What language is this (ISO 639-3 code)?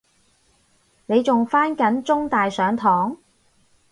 yue